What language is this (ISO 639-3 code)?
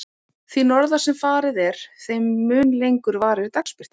isl